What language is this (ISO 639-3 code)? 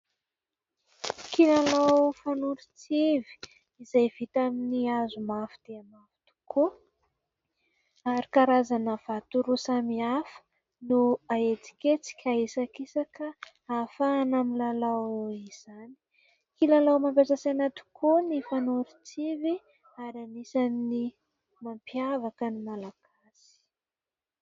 mlg